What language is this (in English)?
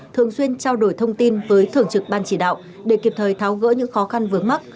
Vietnamese